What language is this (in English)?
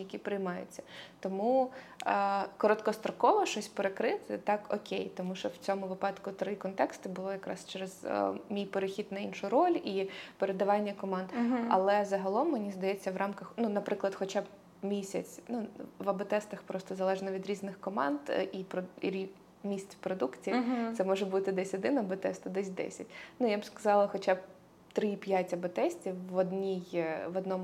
Ukrainian